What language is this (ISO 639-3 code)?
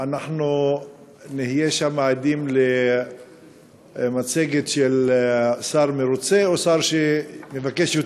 heb